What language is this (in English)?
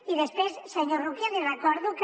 Catalan